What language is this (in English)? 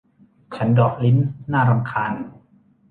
Thai